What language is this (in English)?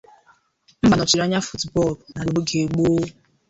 Igbo